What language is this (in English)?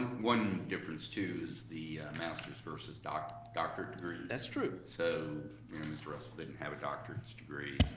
English